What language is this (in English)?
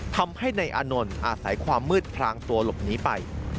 Thai